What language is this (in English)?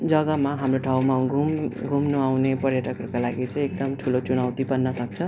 Nepali